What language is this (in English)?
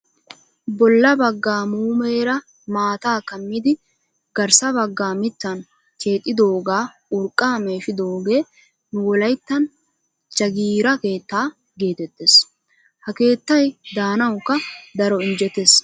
Wolaytta